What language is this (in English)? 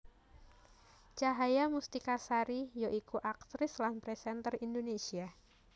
Javanese